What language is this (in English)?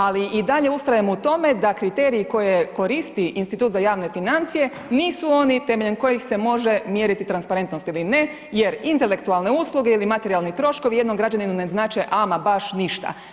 Croatian